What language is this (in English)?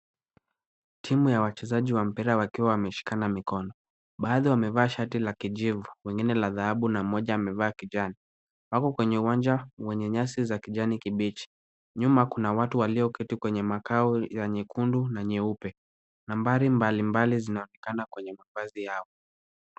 Swahili